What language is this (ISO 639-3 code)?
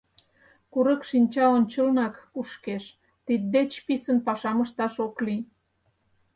chm